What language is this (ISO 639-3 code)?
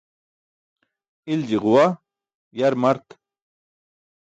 bsk